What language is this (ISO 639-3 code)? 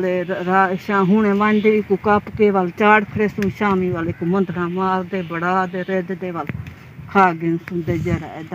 ara